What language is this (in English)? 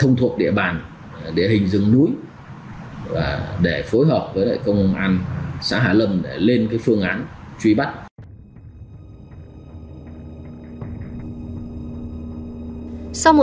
Vietnamese